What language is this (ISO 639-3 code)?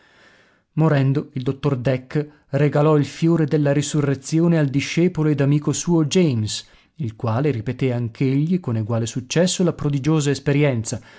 ita